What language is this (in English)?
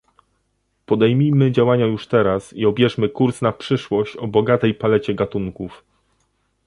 Polish